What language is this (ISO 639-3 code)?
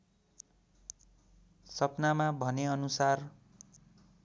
nep